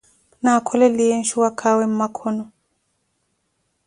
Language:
Koti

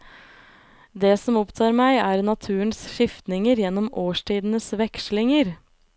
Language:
Norwegian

